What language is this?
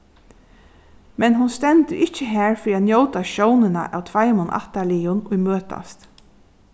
Faroese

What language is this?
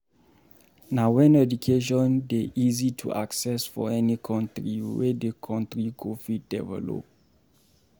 Nigerian Pidgin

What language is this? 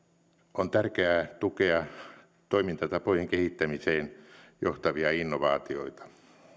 Finnish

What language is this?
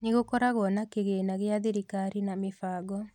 Kikuyu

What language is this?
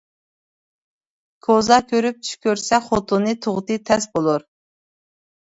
Uyghur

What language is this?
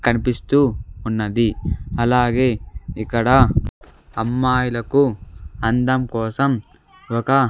Telugu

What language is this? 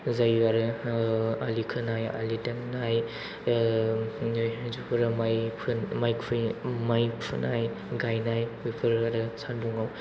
Bodo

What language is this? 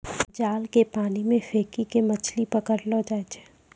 Maithili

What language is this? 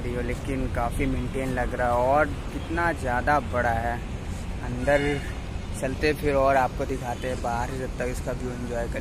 Hindi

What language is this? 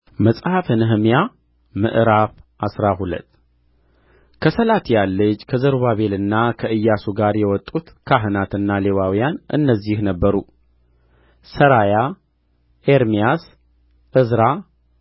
Amharic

